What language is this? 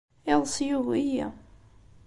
Kabyle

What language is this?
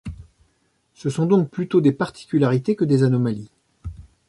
French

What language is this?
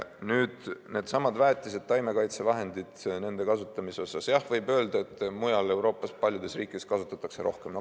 Estonian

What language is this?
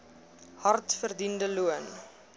Afrikaans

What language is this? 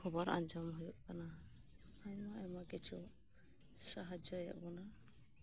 Santali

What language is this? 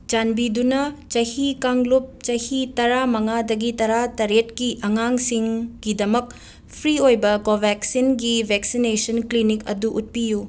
Manipuri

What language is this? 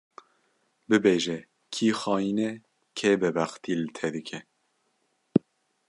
Kurdish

